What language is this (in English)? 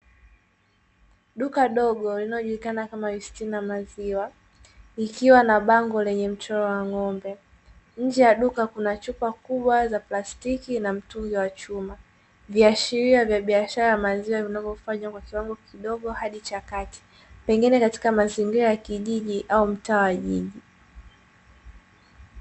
Swahili